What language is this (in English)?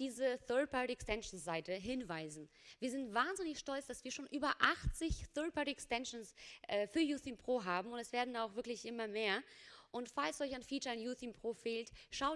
German